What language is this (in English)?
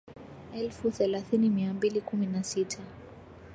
Swahili